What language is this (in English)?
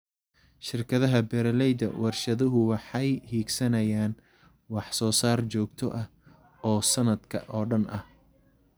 Somali